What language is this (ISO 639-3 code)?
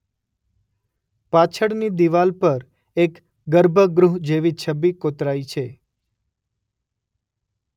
guj